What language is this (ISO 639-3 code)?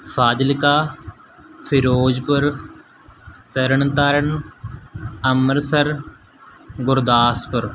pan